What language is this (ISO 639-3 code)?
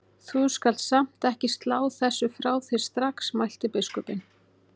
isl